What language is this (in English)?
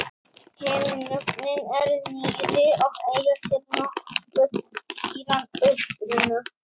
Icelandic